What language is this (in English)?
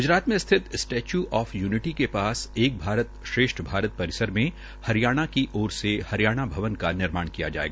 Hindi